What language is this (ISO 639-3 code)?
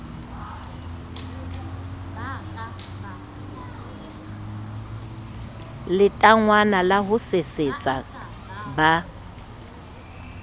sot